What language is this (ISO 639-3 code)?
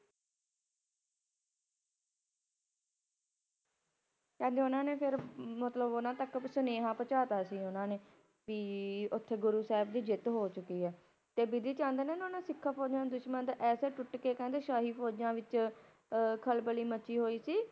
pan